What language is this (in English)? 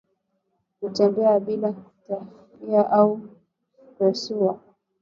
Swahili